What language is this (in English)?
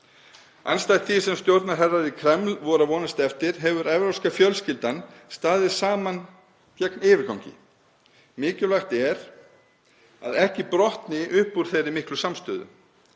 Icelandic